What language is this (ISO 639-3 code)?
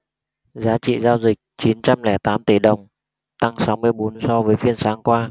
vie